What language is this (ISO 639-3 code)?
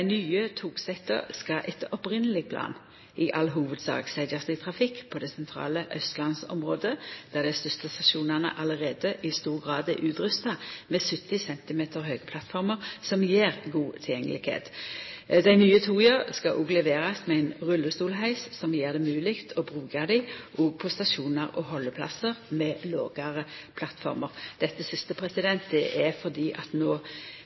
nno